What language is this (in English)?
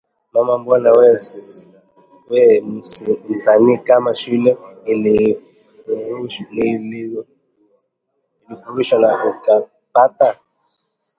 Swahili